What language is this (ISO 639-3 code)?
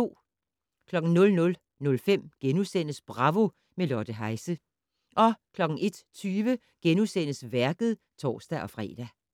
dan